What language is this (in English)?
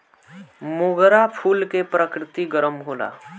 Bhojpuri